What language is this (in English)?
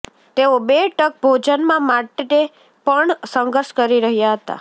Gujarati